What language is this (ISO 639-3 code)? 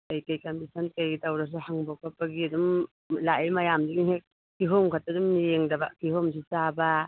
mni